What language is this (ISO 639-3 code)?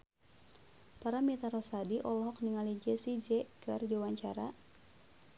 sun